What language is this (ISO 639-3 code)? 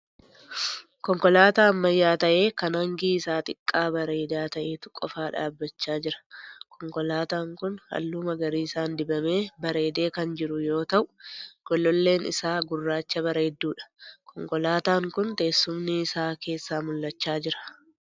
orm